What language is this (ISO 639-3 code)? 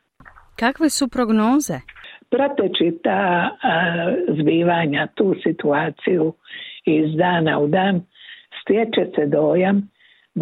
hrv